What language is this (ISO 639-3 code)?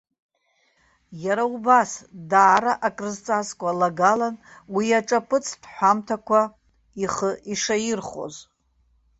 abk